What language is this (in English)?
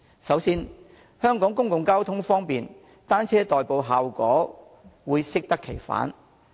Cantonese